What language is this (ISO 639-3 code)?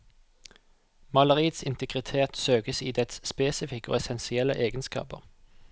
nor